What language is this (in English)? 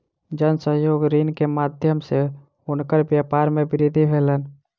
Maithili